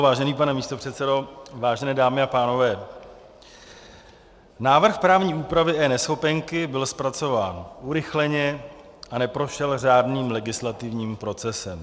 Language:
Czech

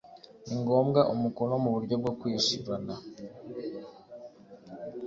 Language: Kinyarwanda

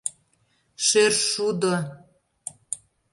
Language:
Mari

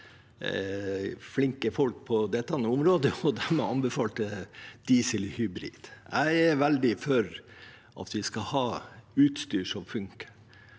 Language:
Norwegian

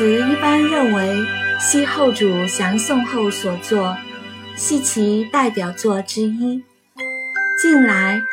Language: Chinese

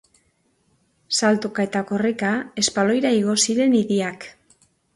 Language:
Basque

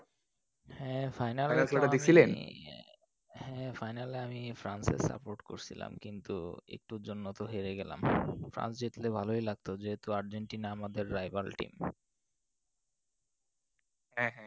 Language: Bangla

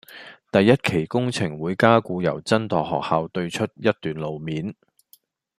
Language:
Cantonese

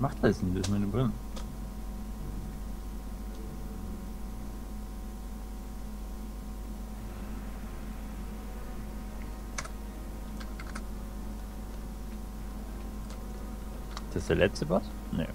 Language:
German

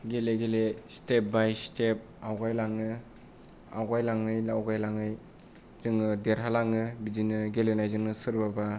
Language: Bodo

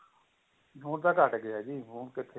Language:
Punjabi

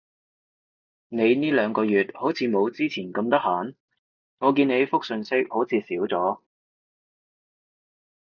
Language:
Cantonese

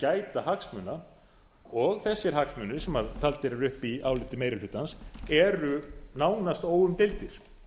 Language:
Icelandic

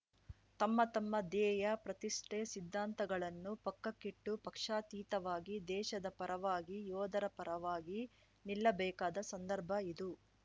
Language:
Kannada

